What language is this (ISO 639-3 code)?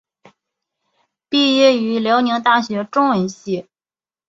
zho